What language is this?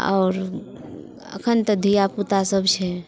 Maithili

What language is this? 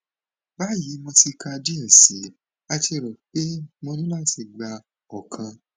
Yoruba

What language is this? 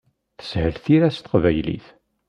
Kabyle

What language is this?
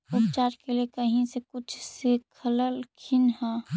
Magahi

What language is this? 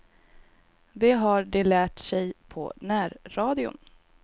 Swedish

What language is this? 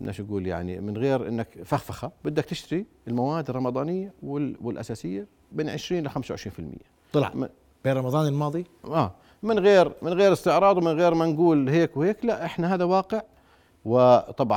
Arabic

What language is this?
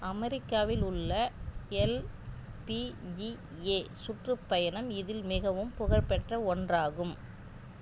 Tamil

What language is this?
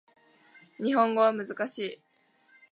Japanese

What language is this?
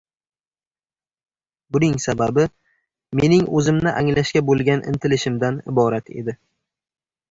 Uzbek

